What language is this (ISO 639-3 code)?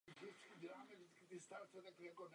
ces